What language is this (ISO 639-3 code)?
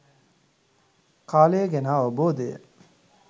sin